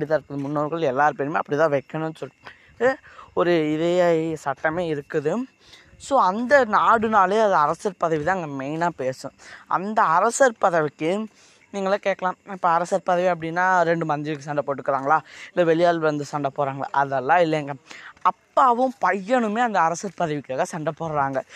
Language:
Tamil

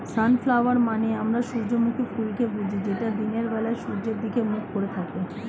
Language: Bangla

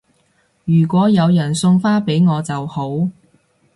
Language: Cantonese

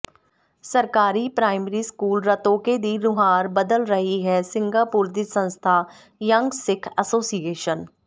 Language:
Punjabi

